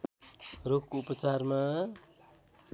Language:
Nepali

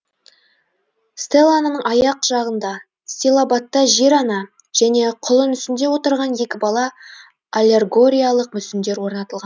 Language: Kazakh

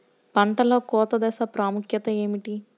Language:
Telugu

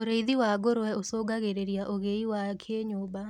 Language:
Kikuyu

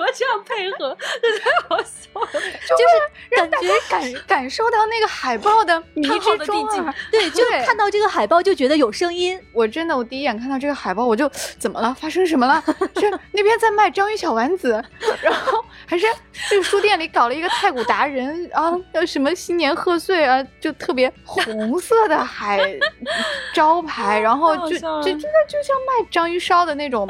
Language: Chinese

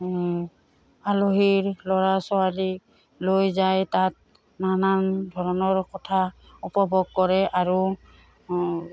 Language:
Assamese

